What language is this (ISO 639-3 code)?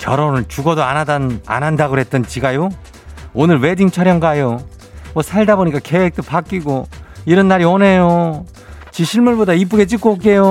kor